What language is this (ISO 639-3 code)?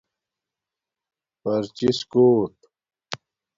dmk